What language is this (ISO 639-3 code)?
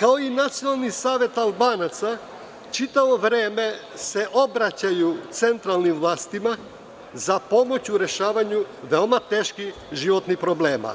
srp